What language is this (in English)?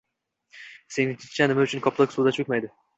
Uzbek